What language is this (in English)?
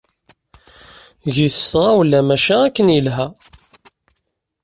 Kabyle